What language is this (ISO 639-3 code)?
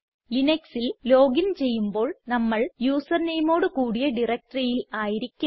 mal